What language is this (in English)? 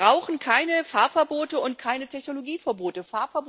German